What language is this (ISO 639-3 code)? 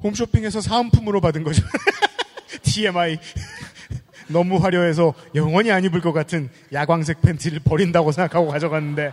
kor